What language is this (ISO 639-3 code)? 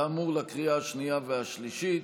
heb